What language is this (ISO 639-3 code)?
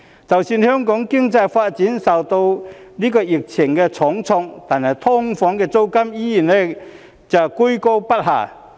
yue